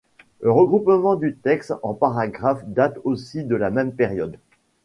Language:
French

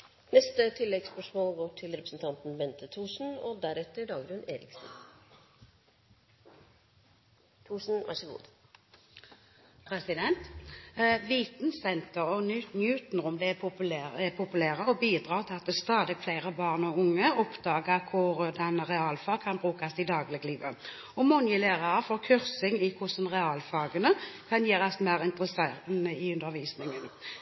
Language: Norwegian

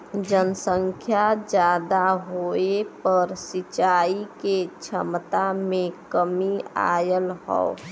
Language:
Bhojpuri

